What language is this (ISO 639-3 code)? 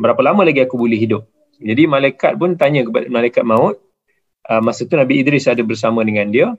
msa